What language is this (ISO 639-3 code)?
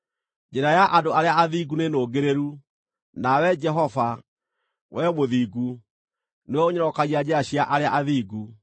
kik